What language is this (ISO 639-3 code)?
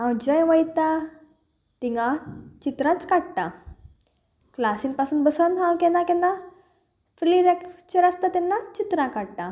kok